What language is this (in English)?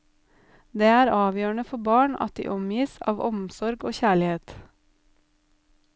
Norwegian